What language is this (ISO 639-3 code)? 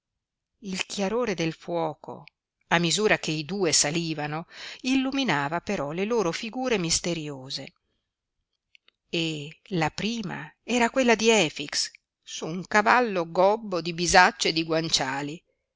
ita